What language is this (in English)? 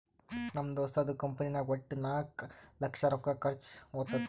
Kannada